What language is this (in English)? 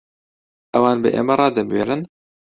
Central Kurdish